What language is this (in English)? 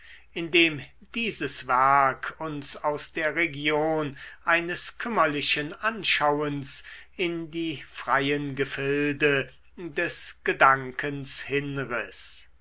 German